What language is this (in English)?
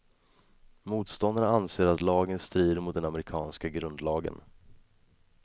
Swedish